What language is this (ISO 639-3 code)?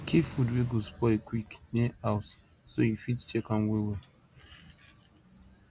pcm